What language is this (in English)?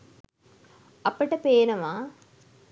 Sinhala